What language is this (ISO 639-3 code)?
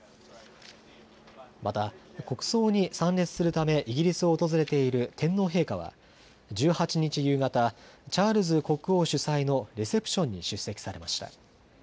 jpn